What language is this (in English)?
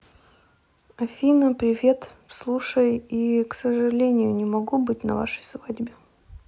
Russian